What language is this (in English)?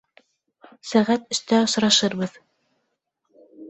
Bashkir